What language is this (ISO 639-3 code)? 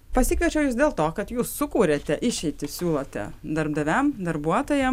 lit